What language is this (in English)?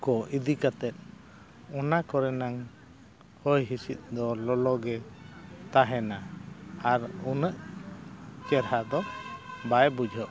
Santali